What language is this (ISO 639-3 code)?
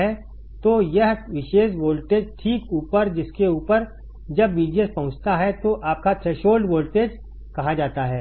hin